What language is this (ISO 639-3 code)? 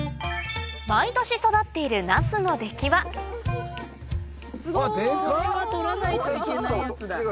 jpn